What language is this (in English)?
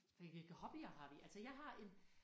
Danish